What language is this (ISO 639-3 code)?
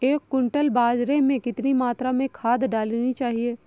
hin